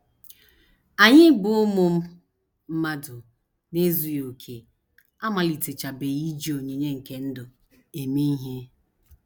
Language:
Igbo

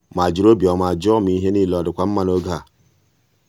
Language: Igbo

